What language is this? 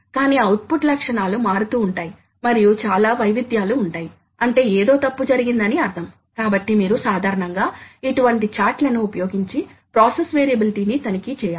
Telugu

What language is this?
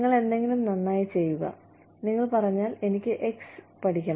Malayalam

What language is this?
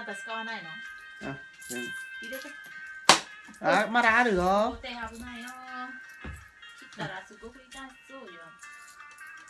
Vietnamese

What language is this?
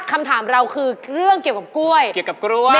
Thai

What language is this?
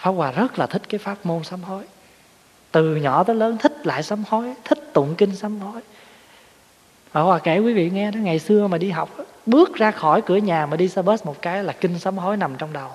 Vietnamese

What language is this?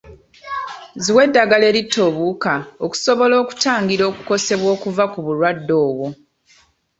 Ganda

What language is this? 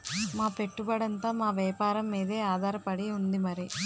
Telugu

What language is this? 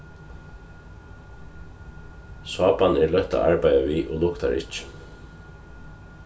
Faroese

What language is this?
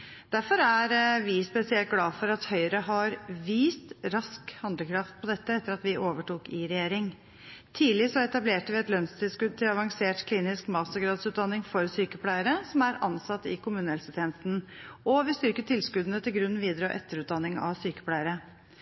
Norwegian Bokmål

